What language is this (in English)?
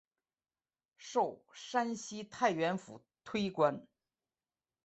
Chinese